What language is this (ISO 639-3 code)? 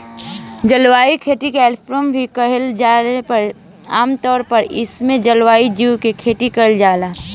bho